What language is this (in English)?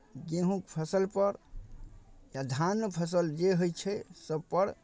Maithili